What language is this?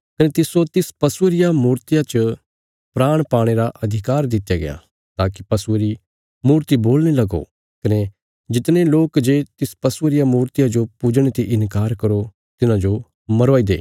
Bilaspuri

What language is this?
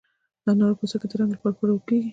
Pashto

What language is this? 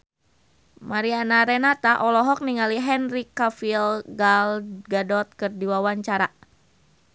Sundanese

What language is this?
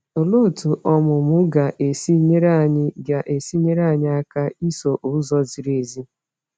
Igbo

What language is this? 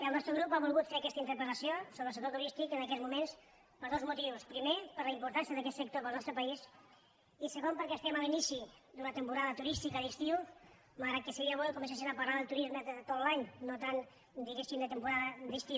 Catalan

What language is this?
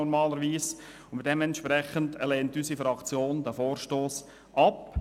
Swiss German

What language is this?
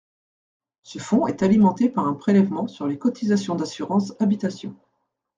French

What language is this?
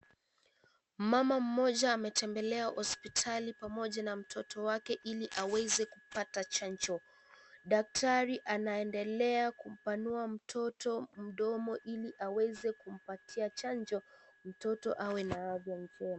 Swahili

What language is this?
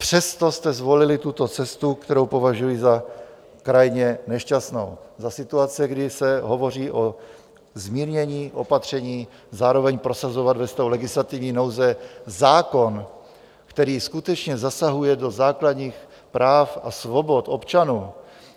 Czech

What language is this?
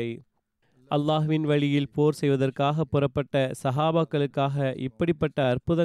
Tamil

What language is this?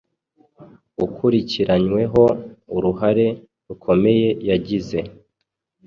Kinyarwanda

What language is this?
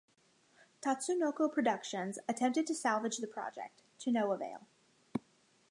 English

